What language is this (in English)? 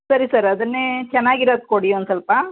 Kannada